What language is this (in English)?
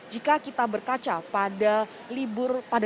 Indonesian